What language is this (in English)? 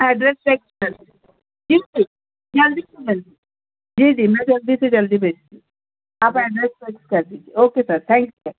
Urdu